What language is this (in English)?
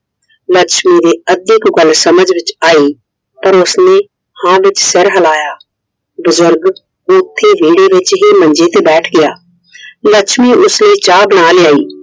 Punjabi